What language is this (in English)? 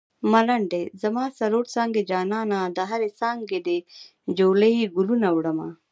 Pashto